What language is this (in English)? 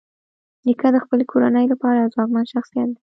Pashto